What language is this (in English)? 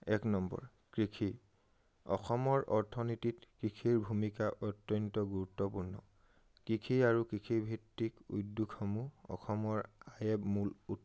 Assamese